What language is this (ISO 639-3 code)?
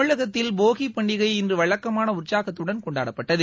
tam